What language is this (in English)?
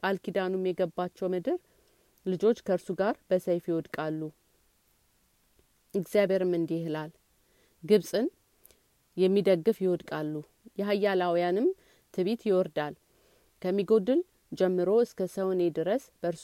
Amharic